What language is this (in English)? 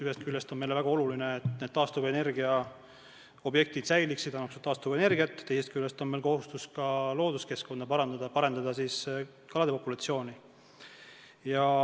Estonian